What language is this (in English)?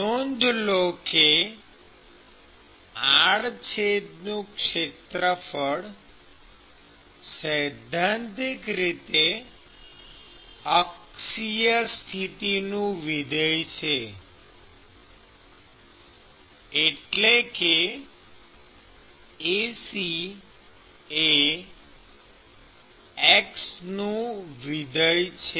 Gujarati